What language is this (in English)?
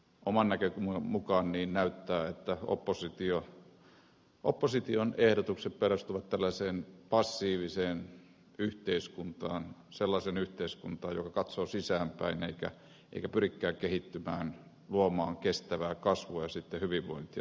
Finnish